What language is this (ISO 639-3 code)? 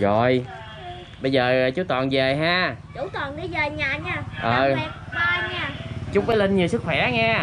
vie